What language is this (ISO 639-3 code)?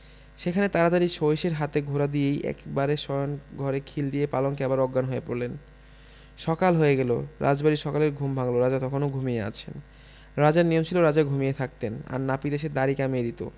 ben